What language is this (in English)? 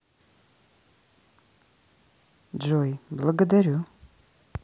Russian